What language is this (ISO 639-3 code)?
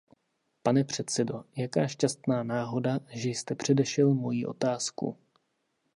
ces